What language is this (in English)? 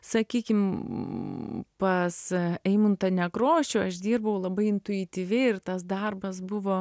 Lithuanian